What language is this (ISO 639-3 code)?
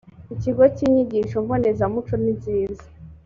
kin